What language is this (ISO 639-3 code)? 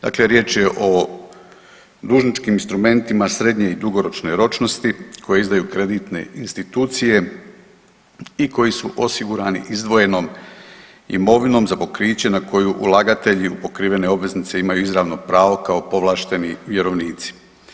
hrv